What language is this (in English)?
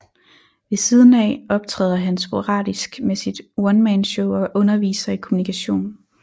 Danish